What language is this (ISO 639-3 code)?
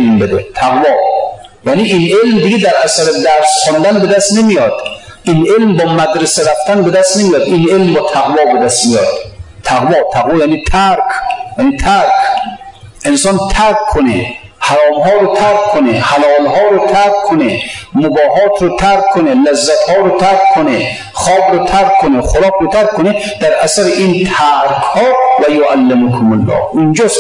fas